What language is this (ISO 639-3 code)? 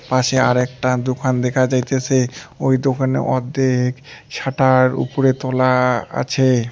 ben